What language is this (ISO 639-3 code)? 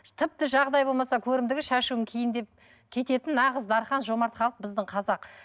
kaz